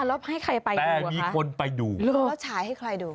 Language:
Thai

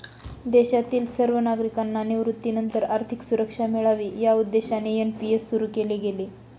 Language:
Marathi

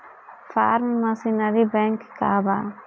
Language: Bhojpuri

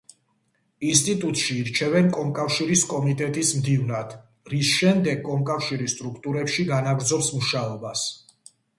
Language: Georgian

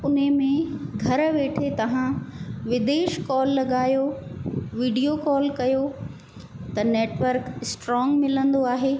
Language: Sindhi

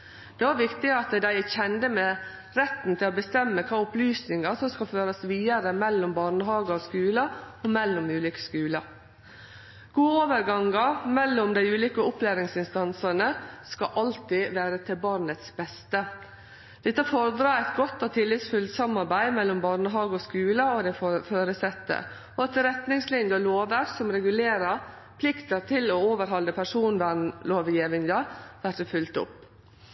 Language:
Norwegian Nynorsk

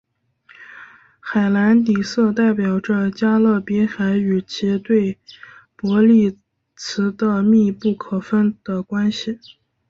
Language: Chinese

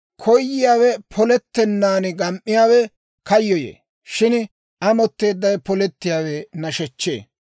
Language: Dawro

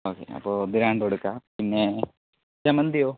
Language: Malayalam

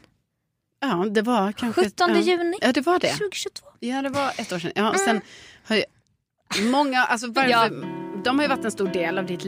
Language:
Swedish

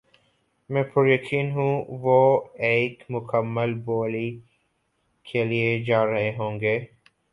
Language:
Urdu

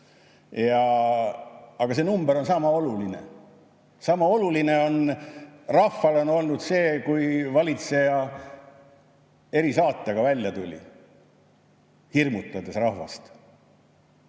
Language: Estonian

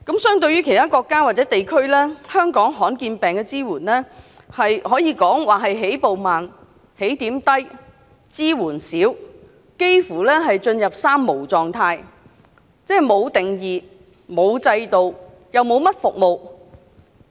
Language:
Cantonese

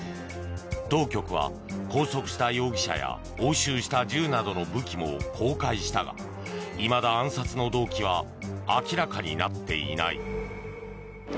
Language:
Japanese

